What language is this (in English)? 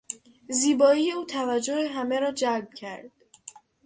Persian